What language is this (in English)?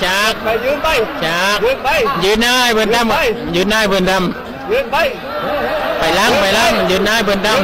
Thai